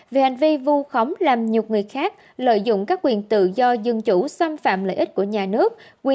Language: Vietnamese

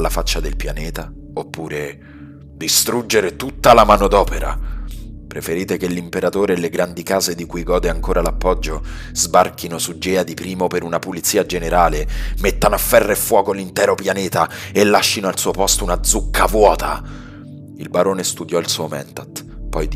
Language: Italian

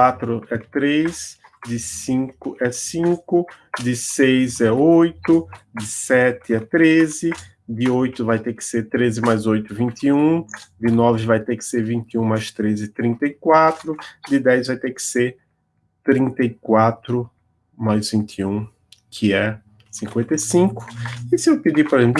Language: Portuguese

